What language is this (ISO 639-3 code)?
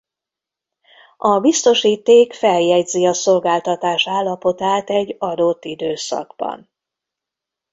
hun